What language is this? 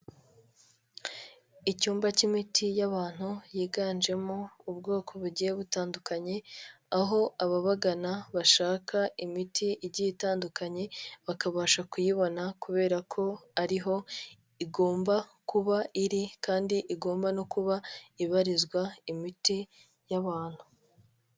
Kinyarwanda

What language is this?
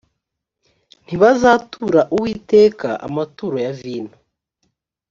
Kinyarwanda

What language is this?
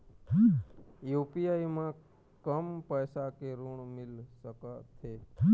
Chhattisgarhi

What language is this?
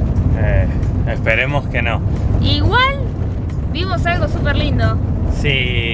Spanish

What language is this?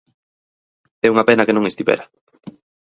Galician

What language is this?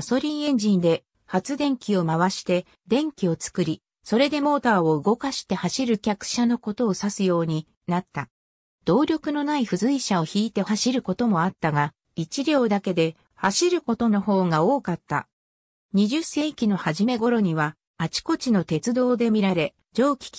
Japanese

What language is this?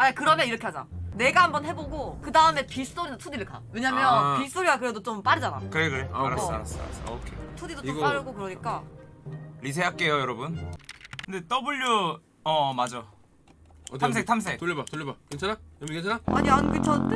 Korean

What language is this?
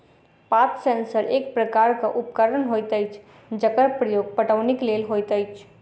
Maithili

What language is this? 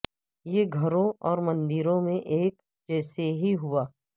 Urdu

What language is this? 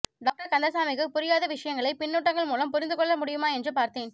Tamil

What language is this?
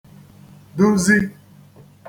Igbo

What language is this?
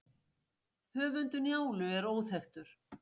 Icelandic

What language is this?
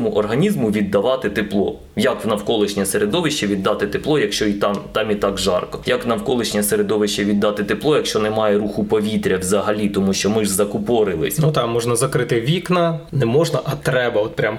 Ukrainian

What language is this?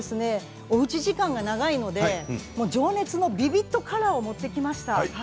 Japanese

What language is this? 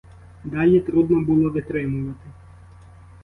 Ukrainian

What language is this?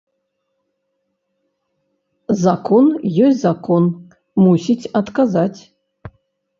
Belarusian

